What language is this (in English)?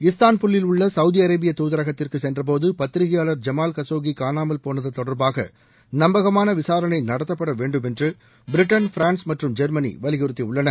Tamil